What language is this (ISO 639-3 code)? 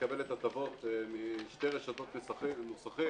heb